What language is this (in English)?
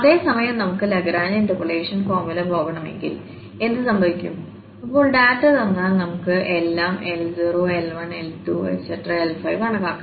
Malayalam